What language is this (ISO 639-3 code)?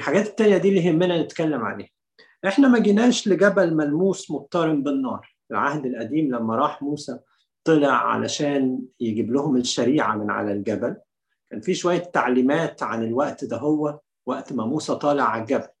ara